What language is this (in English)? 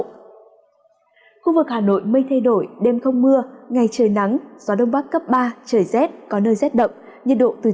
Vietnamese